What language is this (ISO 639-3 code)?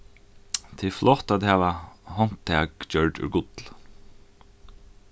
fao